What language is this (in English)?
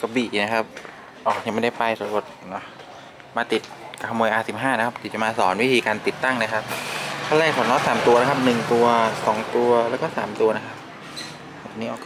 Thai